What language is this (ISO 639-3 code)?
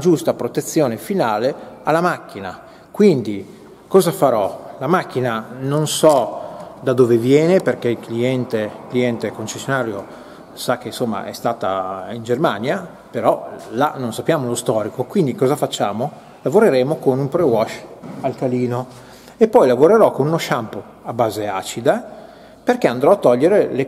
ita